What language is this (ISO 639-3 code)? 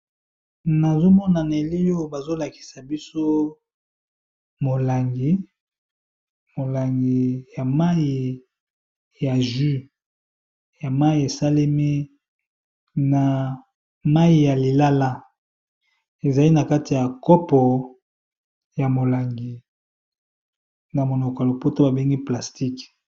lin